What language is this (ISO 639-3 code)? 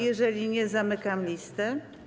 pol